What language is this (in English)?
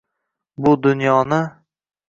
Uzbek